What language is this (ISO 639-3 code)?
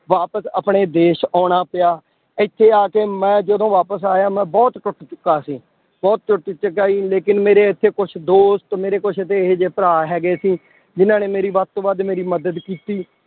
pan